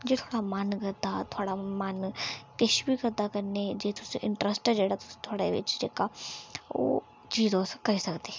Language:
Dogri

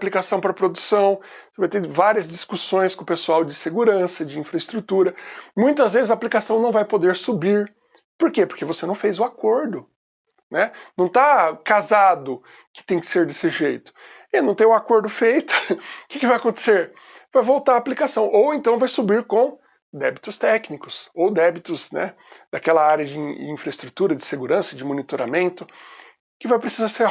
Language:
Portuguese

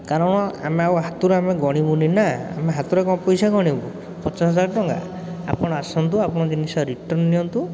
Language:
Odia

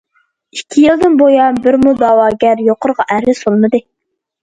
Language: Uyghur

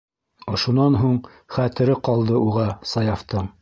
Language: Bashkir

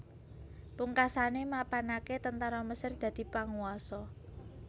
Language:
Javanese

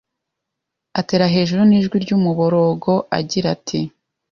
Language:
Kinyarwanda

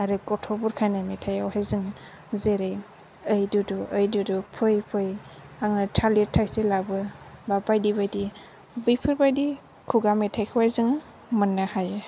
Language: Bodo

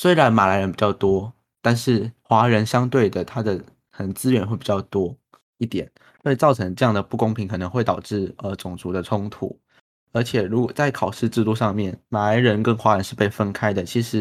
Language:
Chinese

